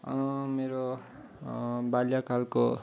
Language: Nepali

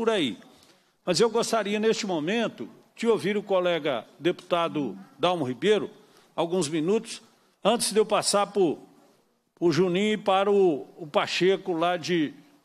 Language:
Portuguese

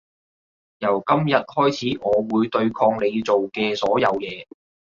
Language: Cantonese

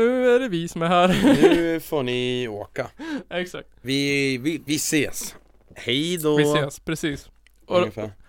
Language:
Swedish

